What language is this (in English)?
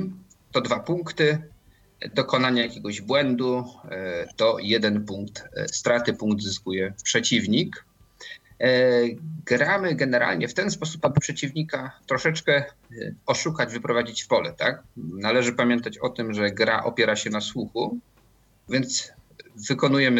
Polish